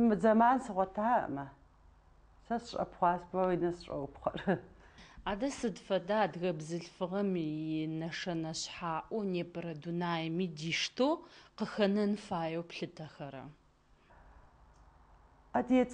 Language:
Dutch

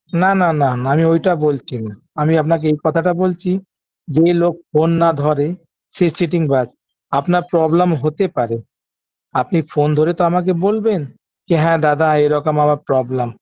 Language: Bangla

